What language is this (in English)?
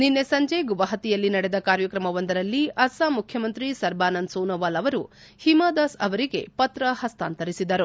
Kannada